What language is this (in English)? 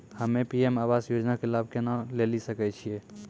Maithili